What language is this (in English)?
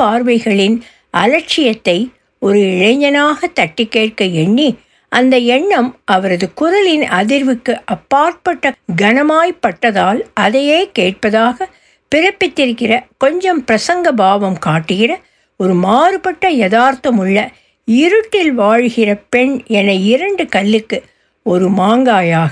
Tamil